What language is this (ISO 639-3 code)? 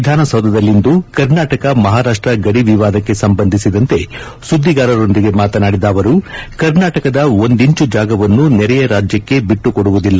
kan